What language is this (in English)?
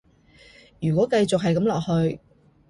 Cantonese